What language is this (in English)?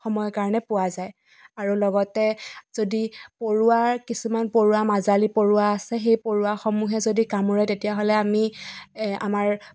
Assamese